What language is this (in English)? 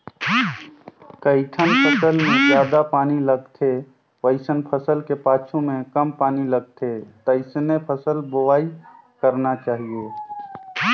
Chhattisgarhi